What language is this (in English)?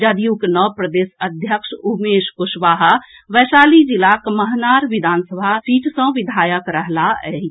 Maithili